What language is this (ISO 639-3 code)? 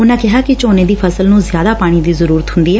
pan